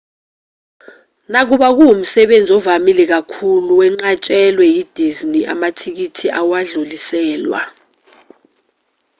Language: Zulu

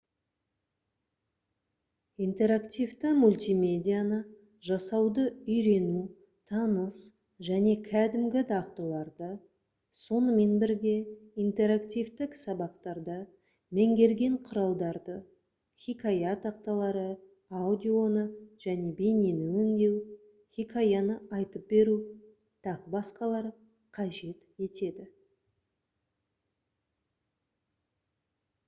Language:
Kazakh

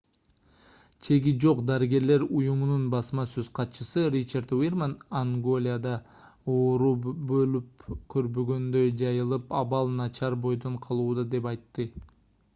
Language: Kyrgyz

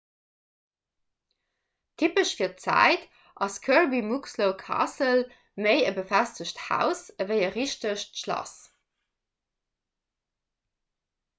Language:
Luxembourgish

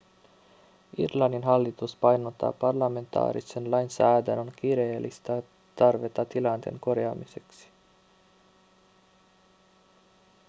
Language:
Finnish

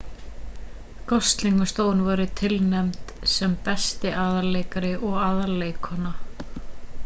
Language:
Icelandic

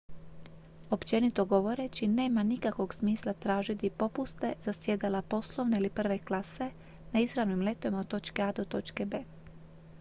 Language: Croatian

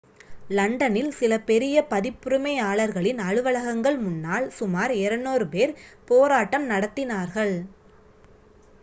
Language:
Tamil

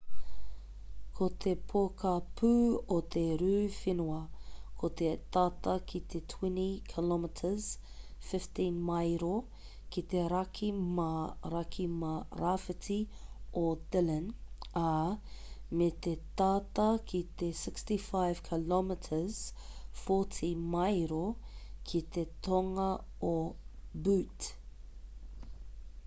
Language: Māori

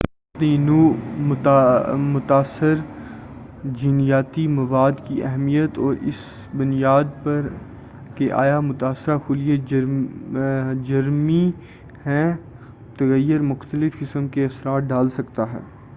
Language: Urdu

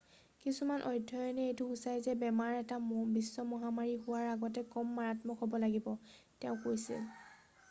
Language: Assamese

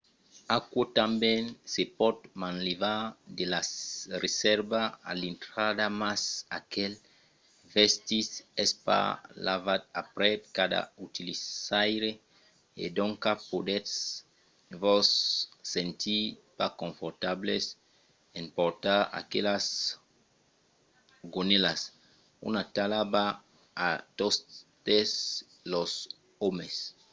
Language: Occitan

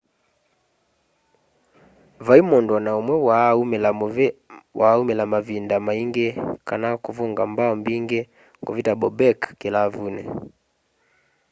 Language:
Kamba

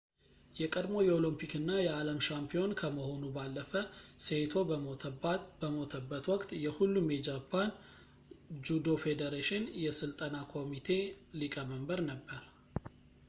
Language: Amharic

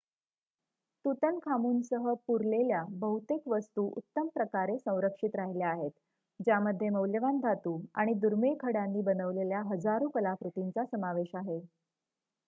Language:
Marathi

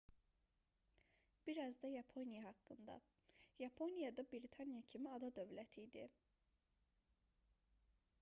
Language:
Azerbaijani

